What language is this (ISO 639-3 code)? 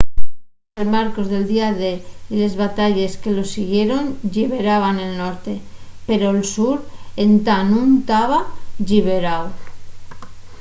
ast